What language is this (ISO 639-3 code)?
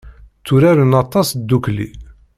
kab